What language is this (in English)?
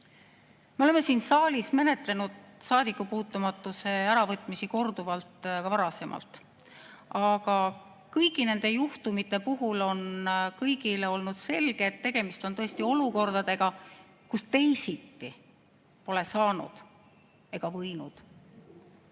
Estonian